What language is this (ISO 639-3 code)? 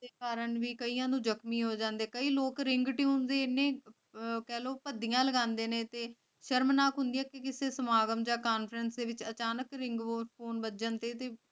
pan